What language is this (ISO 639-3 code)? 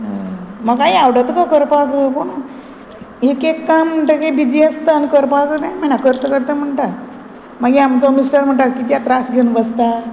kok